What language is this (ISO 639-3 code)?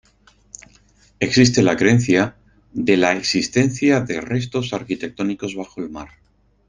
spa